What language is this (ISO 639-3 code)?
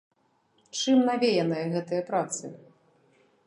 bel